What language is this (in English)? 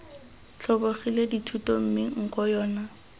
Tswana